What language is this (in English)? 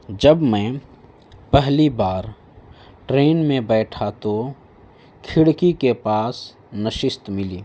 Urdu